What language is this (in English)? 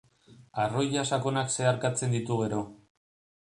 Basque